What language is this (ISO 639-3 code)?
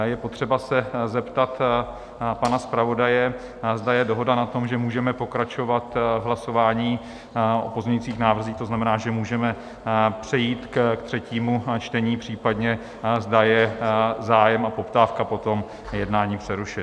ces